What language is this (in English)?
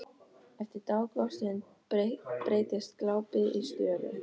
Icelandic